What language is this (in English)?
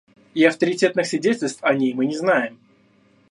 Russian